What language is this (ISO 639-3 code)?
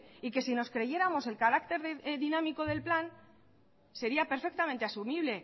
spa